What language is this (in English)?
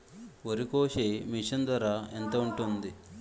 Telugu